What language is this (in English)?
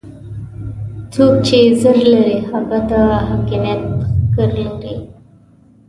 Pashto